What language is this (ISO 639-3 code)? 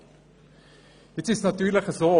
gsw